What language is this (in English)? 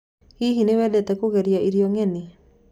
Kikuyu